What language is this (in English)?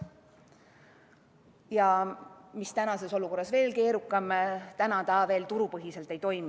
Estonian